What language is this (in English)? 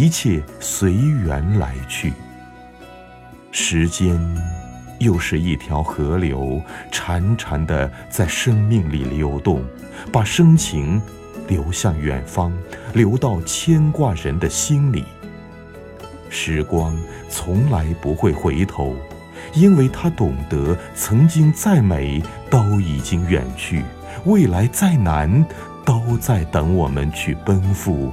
Chinese